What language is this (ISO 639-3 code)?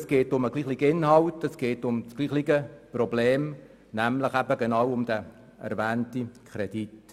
gsw